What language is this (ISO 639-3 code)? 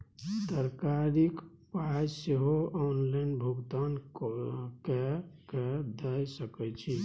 mai